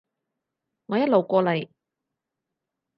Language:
Cantonese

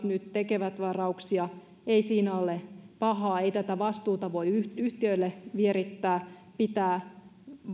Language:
Finnish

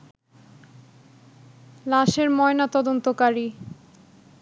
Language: Bangla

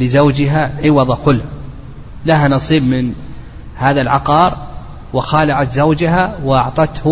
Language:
Arabic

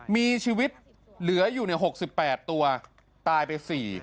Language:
Thai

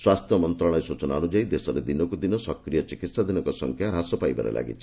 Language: Odia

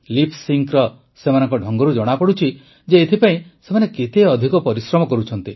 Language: Odia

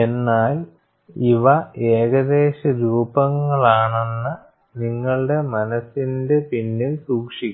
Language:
Malayalam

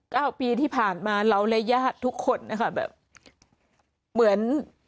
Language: Thai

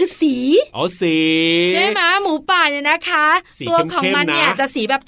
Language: Thai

